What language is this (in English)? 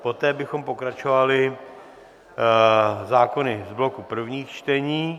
Czech